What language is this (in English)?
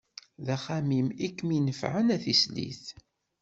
Kabyle